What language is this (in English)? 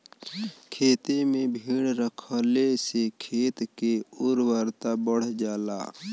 Bhojpuri